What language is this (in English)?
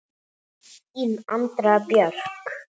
Icelandic